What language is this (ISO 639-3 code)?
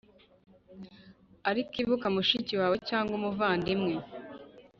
kin